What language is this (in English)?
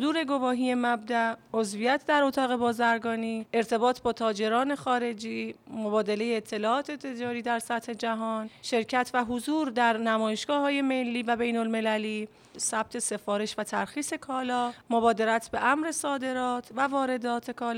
Persian